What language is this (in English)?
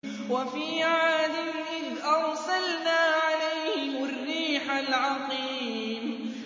Arabic